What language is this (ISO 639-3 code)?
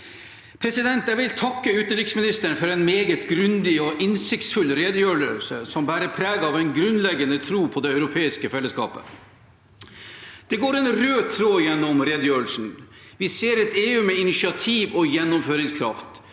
nor